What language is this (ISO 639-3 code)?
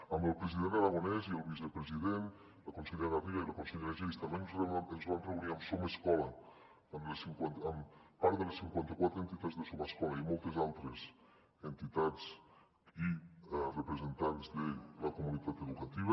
cat